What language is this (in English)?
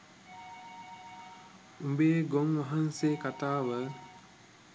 Sinhala